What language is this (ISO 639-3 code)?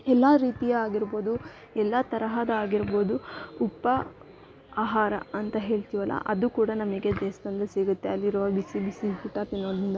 kan